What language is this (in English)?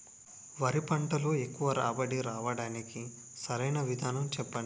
Telugu